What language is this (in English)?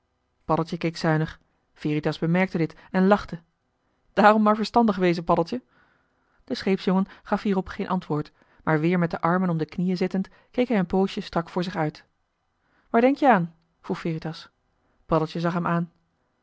Dutch